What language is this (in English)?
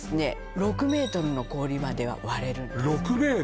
Japanese